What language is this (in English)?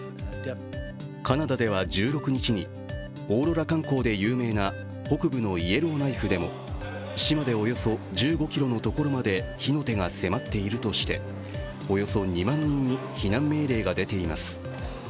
Japanese